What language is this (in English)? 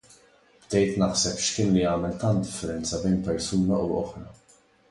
Maltese